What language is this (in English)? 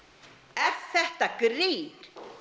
Icelandic